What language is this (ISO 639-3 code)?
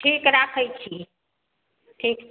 mai